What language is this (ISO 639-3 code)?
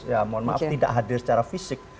ind